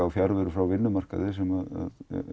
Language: Icelandic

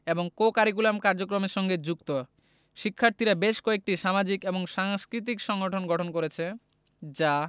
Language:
Bangla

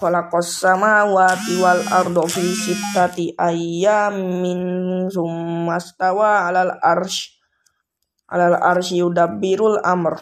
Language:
Indonesian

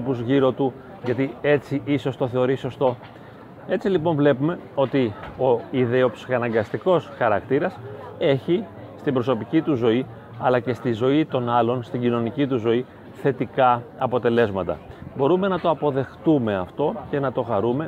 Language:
Greek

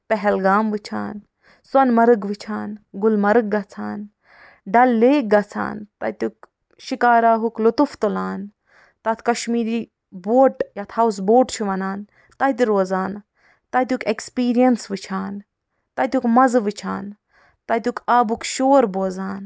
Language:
Kashmiri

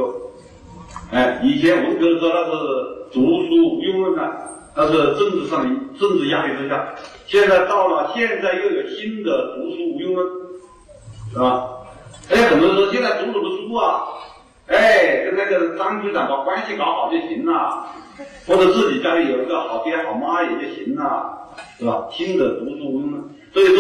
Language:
Chinese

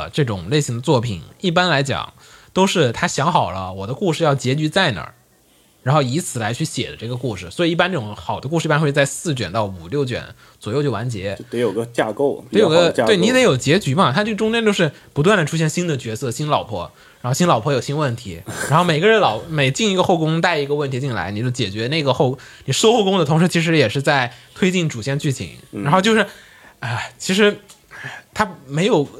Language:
Chinese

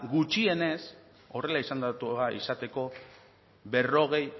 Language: Basque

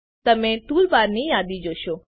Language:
Gujarati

